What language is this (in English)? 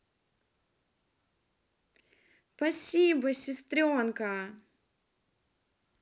Russian